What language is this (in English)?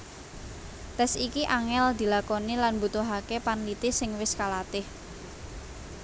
Javanese